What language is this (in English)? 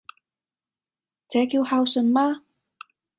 Cantonese